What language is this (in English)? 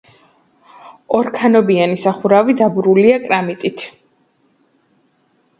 Georgian